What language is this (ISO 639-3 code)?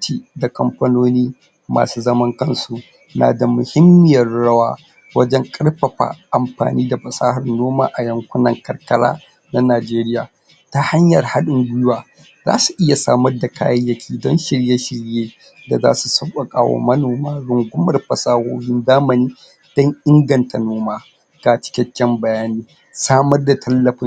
hau